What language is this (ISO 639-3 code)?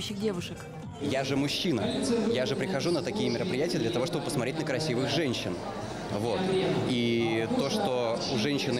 rus